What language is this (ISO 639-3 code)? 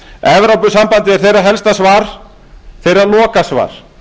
isl